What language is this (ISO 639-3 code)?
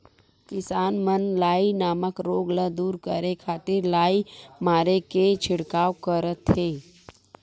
hne